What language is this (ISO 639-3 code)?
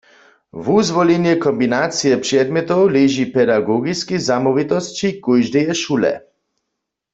hsb